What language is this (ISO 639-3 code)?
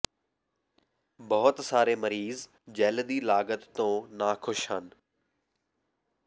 pan